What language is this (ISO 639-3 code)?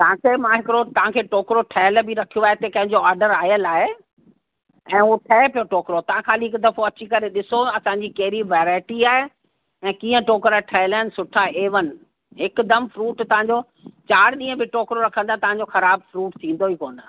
snd